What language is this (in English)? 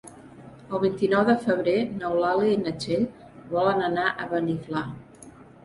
Catalan